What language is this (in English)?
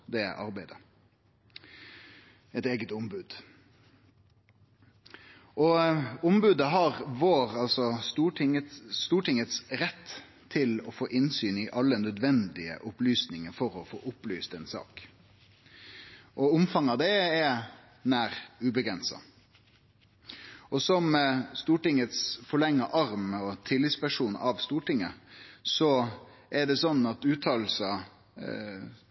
Norwegian Nynorsk